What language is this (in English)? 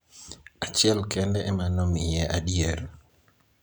Luo (Kenya and Tanzania)